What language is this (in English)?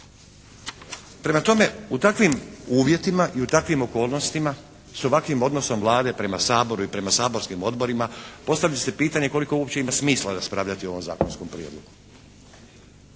Croatian